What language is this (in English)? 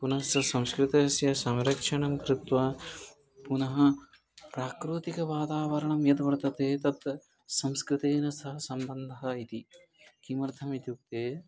Sanskrit